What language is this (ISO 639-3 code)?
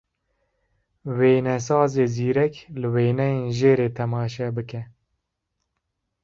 kur